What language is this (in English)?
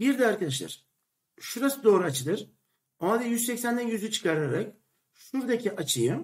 Turkish